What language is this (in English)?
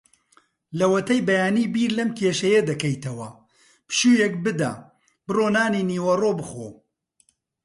Central Kurdish